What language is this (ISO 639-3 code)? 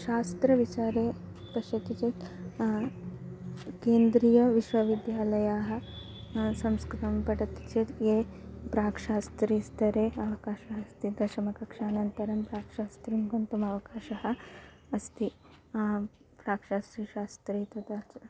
san